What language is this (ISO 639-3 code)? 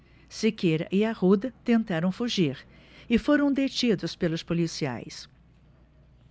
por